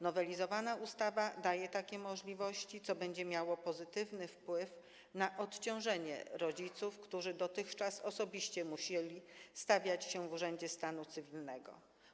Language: Polish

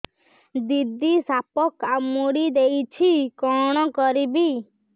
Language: Odia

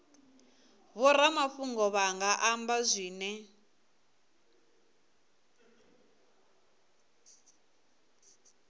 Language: Venda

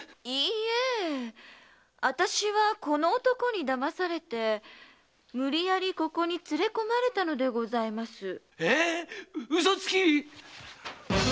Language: Japanese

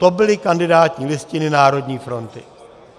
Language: Czech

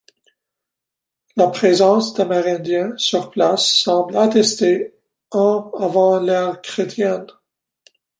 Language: French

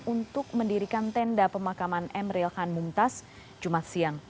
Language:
Indonesian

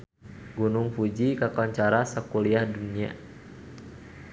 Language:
Sundanese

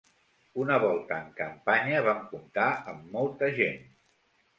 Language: Catalan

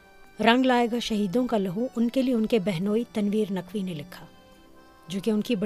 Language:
Urdu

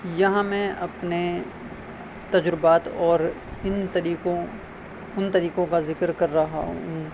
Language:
Urdu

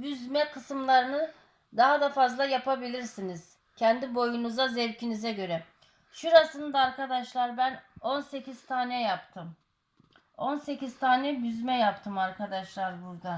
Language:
Turkish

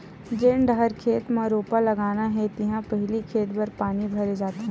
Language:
Chhattisgarhi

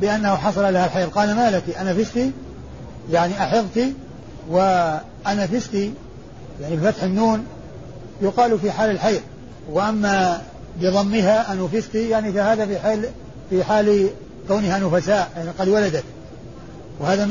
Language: Arabic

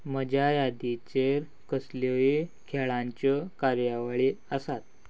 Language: Konkani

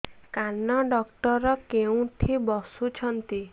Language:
Odia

